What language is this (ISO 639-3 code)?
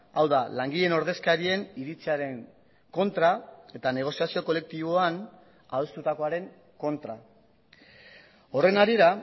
eus